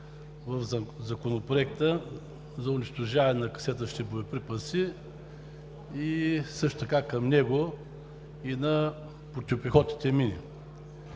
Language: Bulgarian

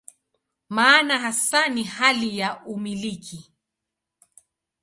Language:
Swahili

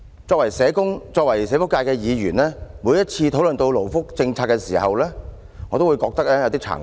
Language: Cantonese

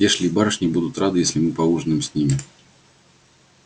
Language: Russian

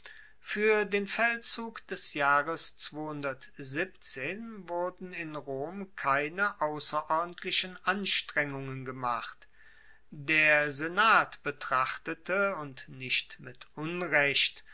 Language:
German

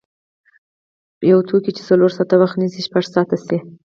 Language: Pashto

